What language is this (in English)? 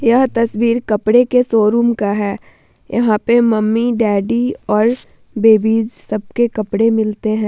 Hindi